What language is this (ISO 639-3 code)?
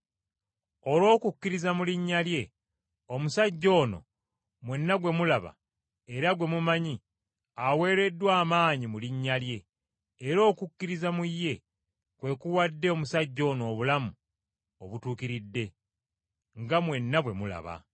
lug